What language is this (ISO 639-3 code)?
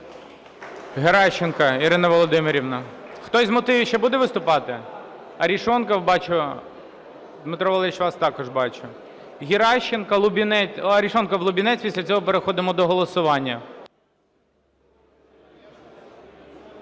ukr